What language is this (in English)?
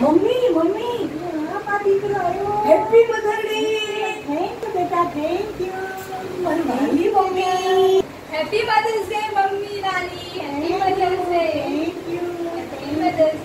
Hindi